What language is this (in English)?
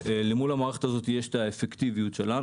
Hebrew